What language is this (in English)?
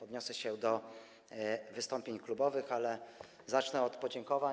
Polish